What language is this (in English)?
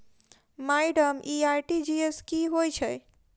Maithili